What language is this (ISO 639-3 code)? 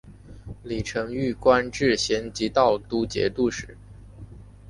zho